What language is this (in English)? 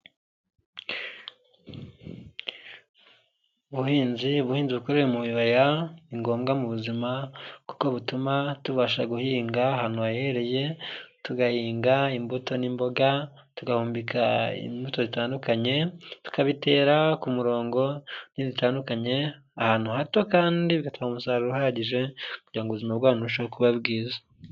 Kinyarwanda